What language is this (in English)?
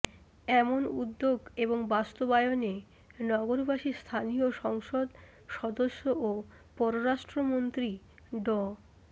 Bangla